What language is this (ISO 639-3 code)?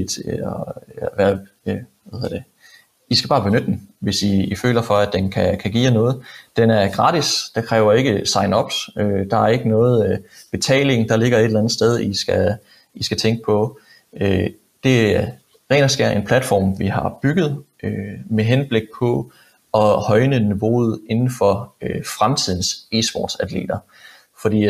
dan